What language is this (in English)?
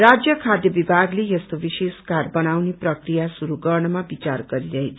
Nepali